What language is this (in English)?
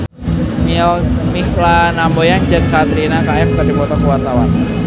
Sundanese